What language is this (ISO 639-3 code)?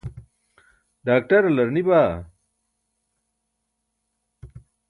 bsk